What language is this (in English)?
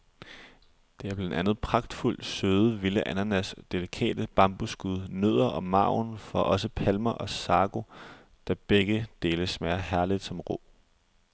Danish